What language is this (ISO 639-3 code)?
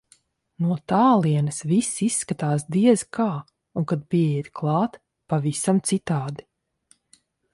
lav